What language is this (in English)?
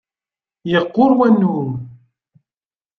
Kabyle